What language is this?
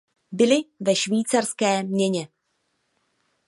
Czech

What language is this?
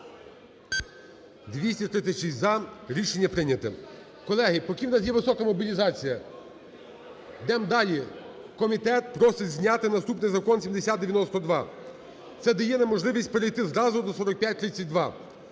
Ukrainian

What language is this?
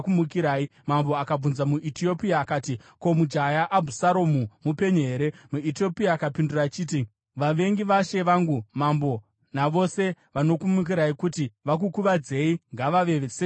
Shona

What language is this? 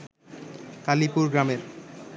Bangla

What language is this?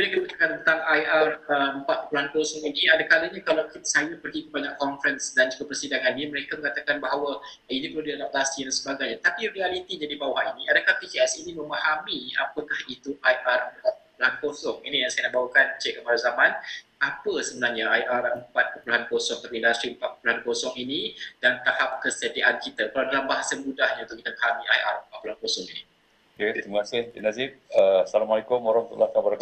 Malay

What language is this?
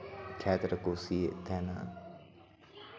Santali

